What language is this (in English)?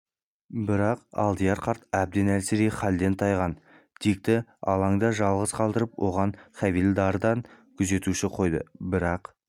Kazakh